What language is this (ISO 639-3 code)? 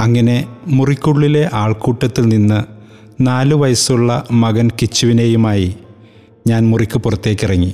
mal